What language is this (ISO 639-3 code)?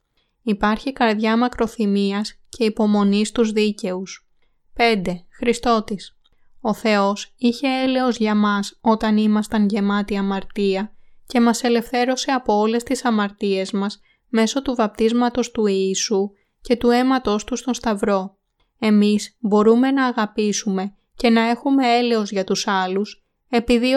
ell